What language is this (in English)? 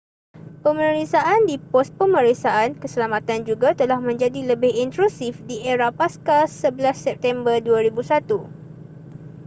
Malay